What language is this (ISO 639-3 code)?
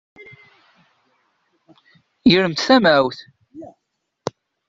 kab